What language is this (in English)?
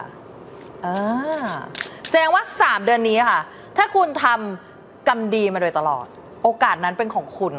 Thai